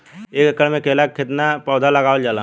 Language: Bhojpuri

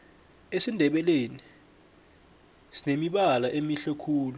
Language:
South Ndebele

